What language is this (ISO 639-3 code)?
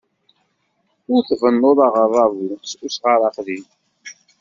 kab